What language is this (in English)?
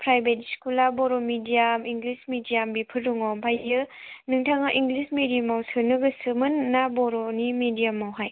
Bodo